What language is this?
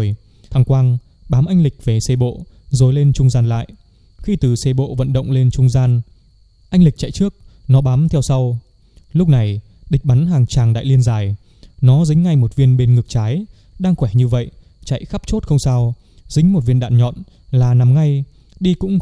Vietnamese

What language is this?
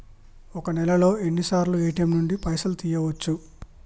Telugu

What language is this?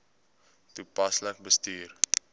Afrikaans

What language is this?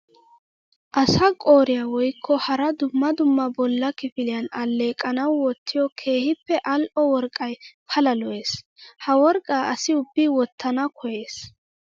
Wolaytta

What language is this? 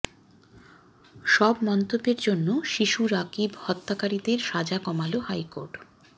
Bangla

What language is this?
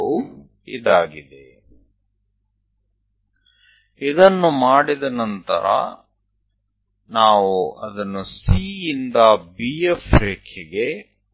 Gujarati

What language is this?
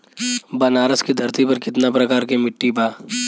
Bhojpuri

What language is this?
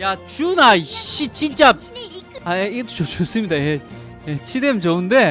Korean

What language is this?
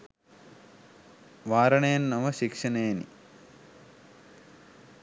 Sinhala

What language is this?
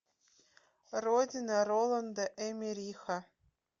Russian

